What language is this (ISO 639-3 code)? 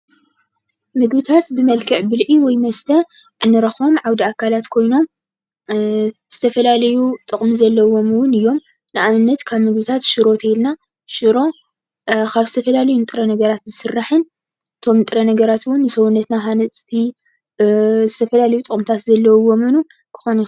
tir